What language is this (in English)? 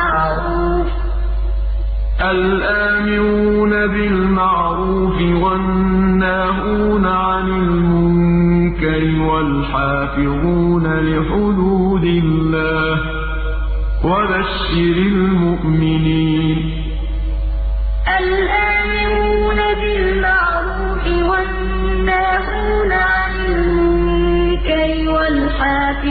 Arabic